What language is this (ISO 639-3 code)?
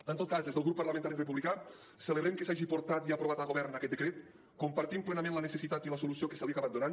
cat